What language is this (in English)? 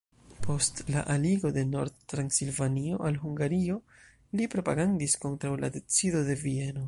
Esperanto